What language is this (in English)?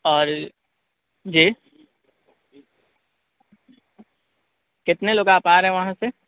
Urdu